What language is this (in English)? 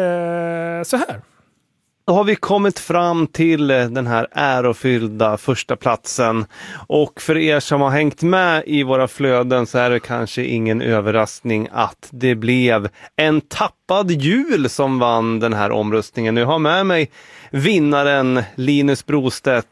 Swedish